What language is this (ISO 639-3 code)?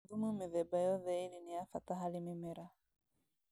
kik